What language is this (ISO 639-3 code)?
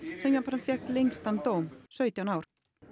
isl